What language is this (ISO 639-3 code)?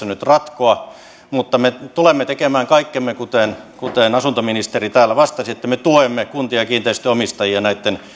fin